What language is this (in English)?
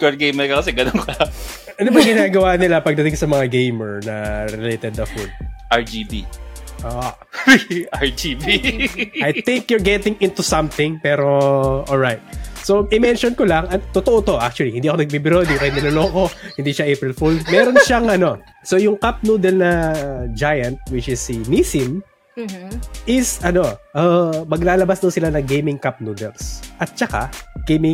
Filipino